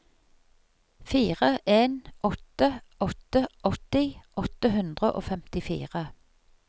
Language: Norwegian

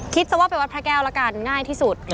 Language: Thai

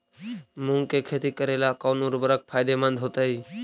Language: Magahi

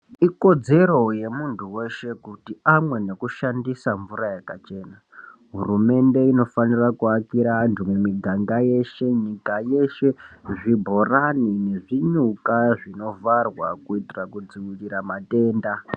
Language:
Ndau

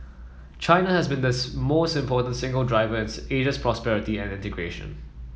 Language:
English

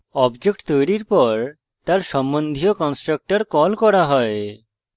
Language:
Bangla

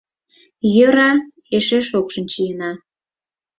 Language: Mari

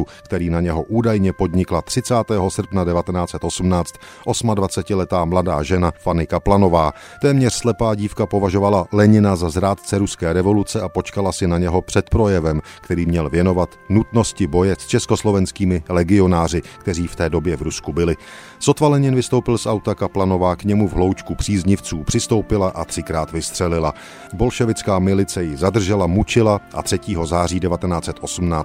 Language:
Czech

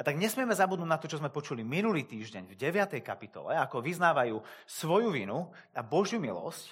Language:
Slovak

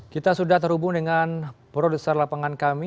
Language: Indonesian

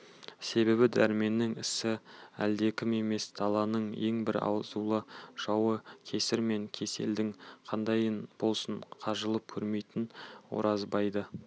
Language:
Kazakh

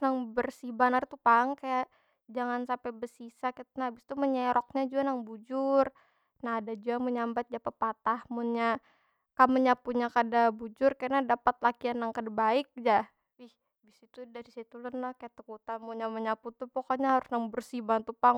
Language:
Banjar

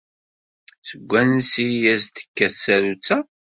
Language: Kabyle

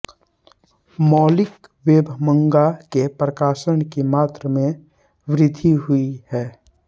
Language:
Hindi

